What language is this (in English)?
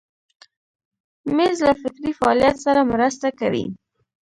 Pashto